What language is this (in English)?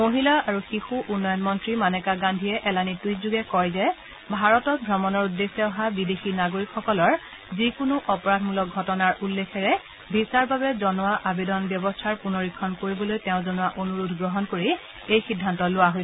Assamese